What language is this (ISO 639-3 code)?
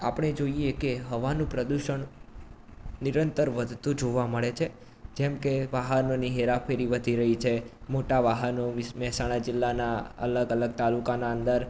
guj